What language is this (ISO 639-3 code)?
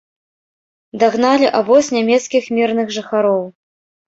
bel